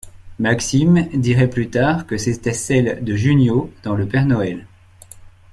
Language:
French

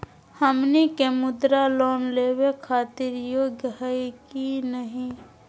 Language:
Magahi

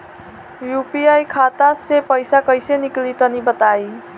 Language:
Bhojpuri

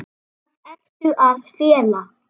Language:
Icelandic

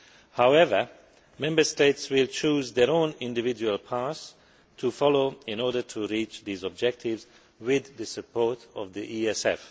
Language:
English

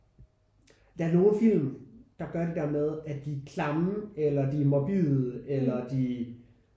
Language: Danish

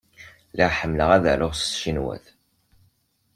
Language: Kabyle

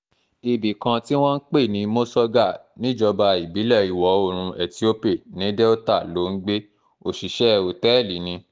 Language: Yoruba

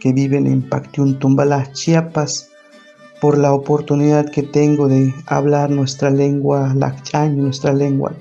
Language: Spanish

